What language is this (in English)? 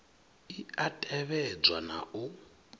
Venda